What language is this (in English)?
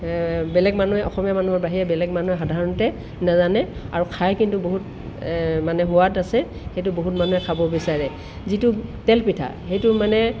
Assamese